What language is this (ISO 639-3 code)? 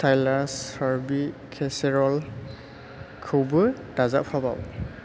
brx